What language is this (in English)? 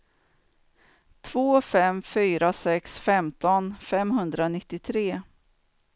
Swedish